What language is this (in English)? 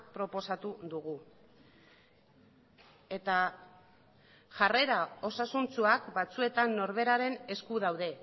Basque